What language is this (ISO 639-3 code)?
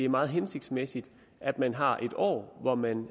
dan